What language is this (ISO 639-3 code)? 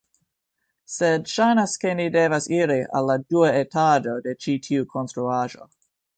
epo